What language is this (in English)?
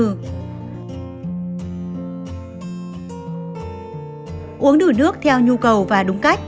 Vietnamese